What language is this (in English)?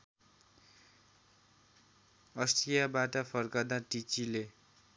Nepali